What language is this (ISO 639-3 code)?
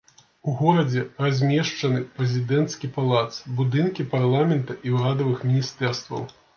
bel